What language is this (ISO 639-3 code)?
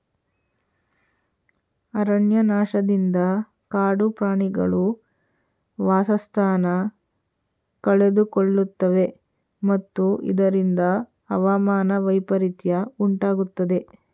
kan